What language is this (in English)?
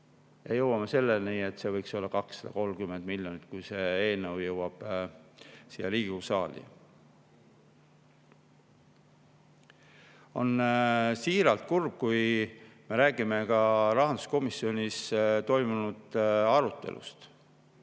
Estonian